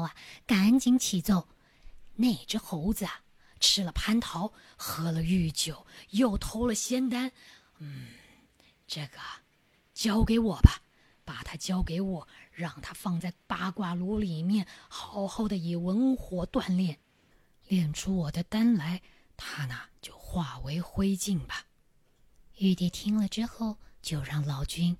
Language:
Chinese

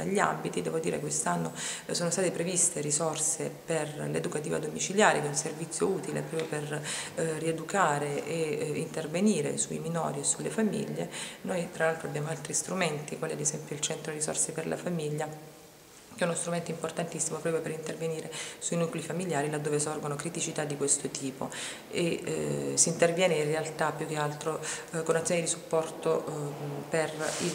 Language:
Italian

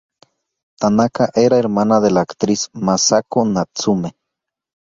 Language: Spanish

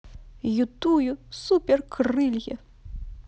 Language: Russian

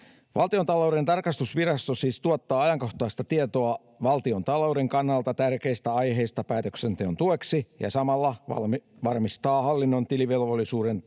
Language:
Finnish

